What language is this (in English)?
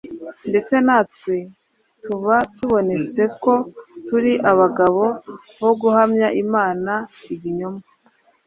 Kinyarwanda